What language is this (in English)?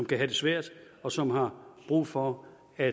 Danish